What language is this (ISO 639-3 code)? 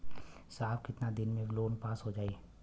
bho